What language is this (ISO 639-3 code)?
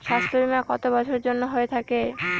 ben